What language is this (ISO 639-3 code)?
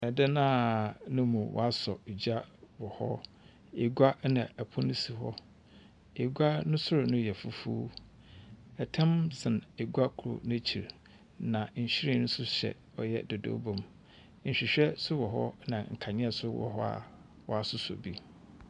aka